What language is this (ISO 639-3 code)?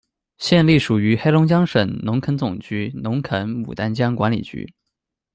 zho